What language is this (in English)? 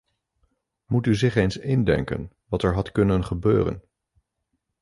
Dutch